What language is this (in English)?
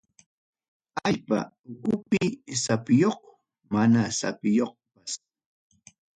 Ayacucho Quechua